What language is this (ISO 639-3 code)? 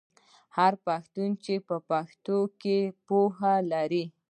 pus